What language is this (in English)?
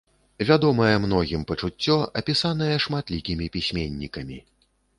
Belarusian